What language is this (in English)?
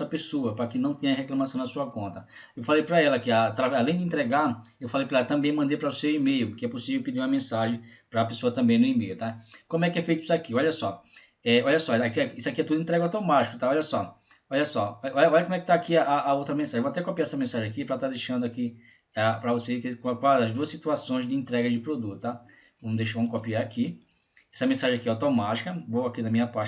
Portuguese